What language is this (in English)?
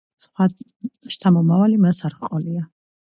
Georgian